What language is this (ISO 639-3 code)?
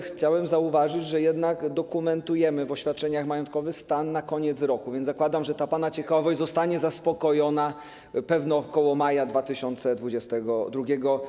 pol